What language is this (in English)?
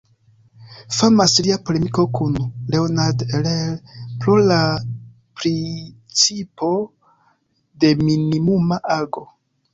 Esperanto